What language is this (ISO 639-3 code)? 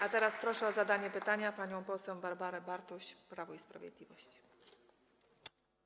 pol